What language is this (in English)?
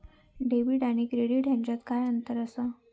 Marathi